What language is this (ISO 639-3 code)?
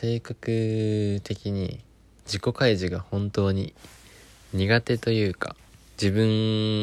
jpn